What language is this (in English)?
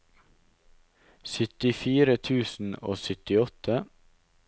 Norwegian